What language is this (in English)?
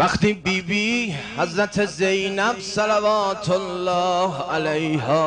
Persian